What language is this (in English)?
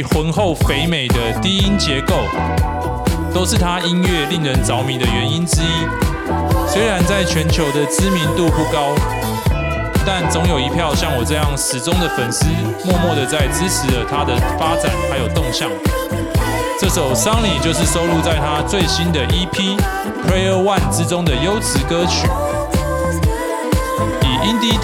Chinese